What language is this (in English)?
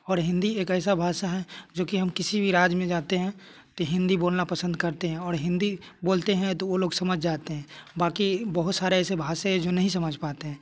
Hindi